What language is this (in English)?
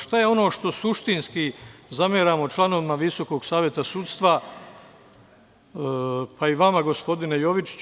Serbian